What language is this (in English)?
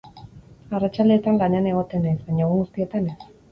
Basque